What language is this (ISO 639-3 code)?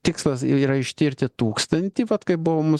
lit